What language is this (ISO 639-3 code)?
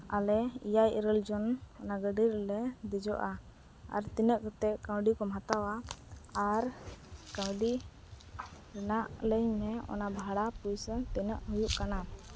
sat